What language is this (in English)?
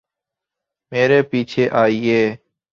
Urdu